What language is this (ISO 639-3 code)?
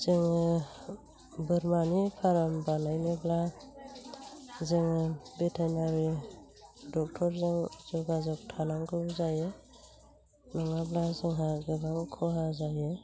brx